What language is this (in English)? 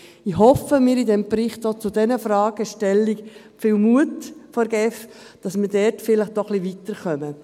Swiss German